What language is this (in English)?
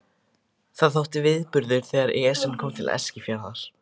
Icelandic